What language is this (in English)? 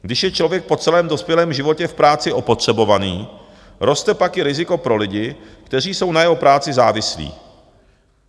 Czech